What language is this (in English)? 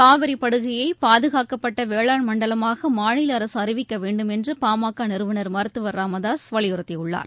Tamil